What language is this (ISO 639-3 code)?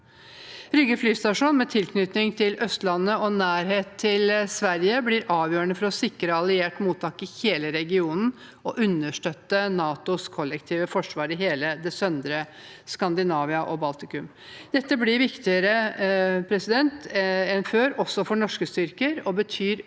nor